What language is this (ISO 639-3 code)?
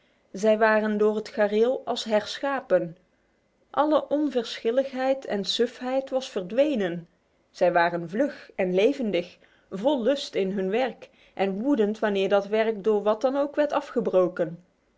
nld